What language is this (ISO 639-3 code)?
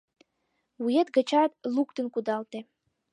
chm